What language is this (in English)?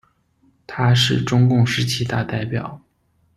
Chinese